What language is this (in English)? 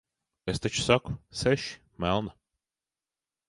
Latvian